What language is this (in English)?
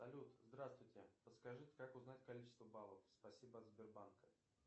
Russian